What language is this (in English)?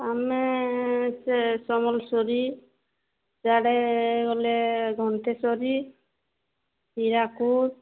Odia